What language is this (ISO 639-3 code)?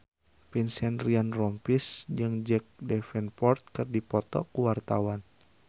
sun